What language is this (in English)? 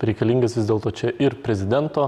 Lithuanian